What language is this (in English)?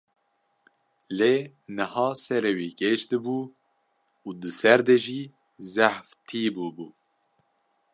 Kurdish